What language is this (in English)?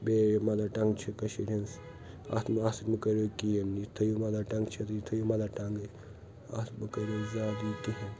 Kashmiri